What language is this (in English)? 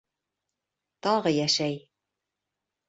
Bashkir